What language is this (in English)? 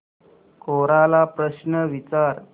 Marathi